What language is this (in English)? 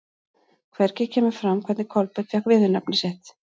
Icelandic